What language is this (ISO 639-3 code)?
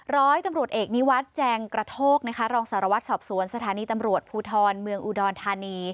tha